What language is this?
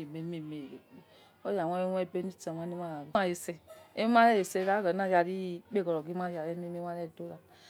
Yekhee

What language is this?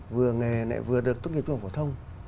Vietnamese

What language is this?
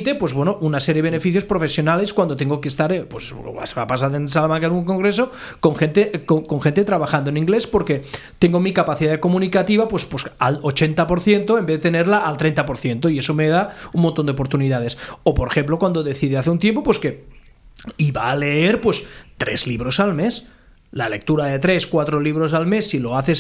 Spanish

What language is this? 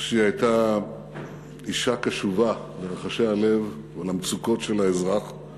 Hebrew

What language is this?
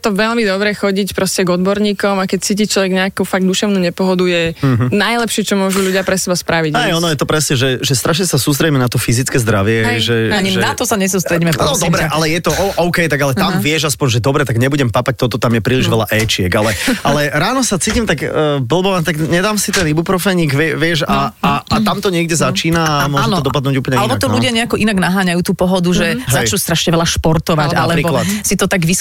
Slovak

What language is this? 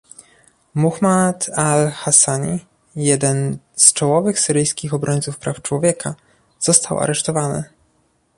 Polish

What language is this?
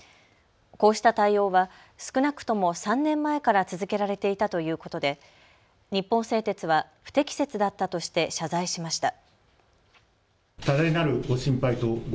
Japanese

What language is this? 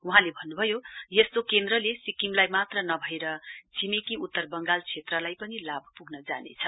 Nepali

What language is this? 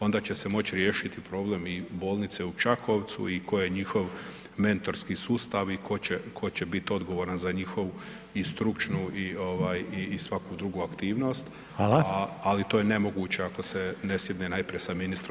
Croatian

